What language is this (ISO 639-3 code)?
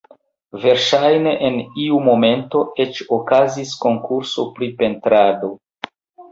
epo